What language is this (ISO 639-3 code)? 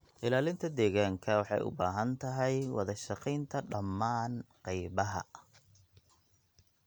som